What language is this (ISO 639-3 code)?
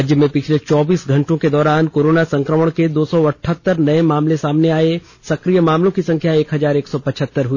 hin